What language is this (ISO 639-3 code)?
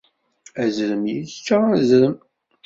kab